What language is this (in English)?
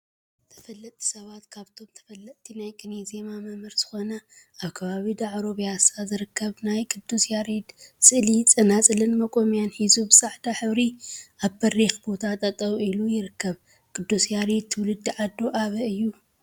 Tigrinya